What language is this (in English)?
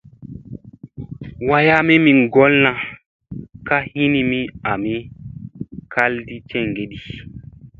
Musey